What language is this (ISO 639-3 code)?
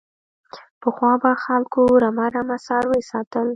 pus